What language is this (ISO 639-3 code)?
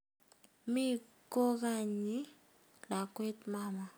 kln